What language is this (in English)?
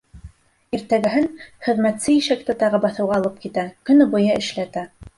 Bashkir